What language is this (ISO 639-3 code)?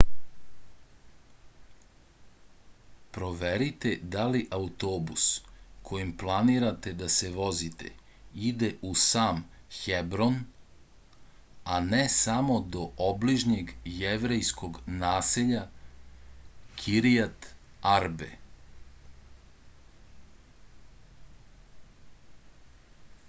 srp